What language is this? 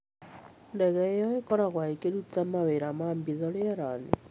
Kikuyu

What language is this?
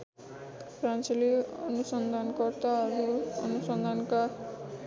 Nepali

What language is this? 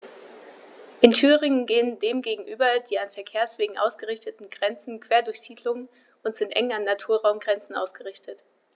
German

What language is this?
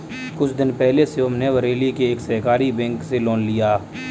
Hindi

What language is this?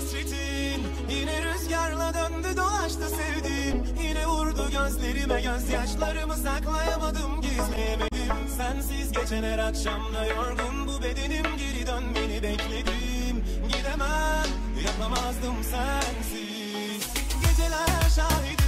Turkish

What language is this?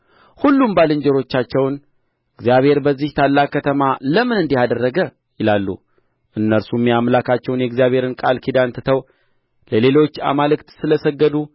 Amharic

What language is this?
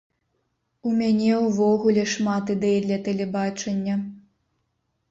Belarusian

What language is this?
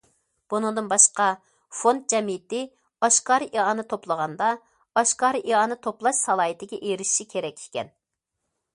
Uyghur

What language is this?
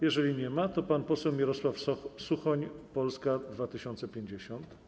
Polish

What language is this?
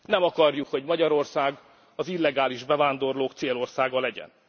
Hungarian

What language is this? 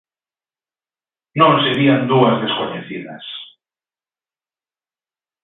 Galician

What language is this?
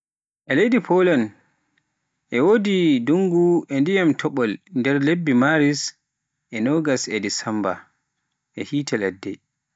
Pular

